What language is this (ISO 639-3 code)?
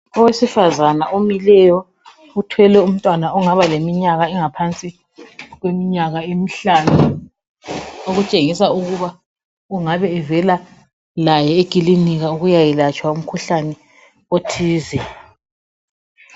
nde